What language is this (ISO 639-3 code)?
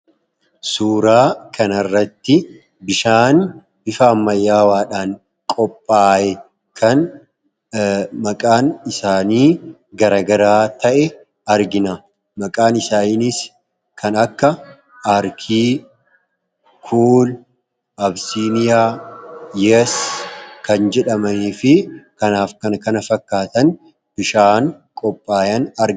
orm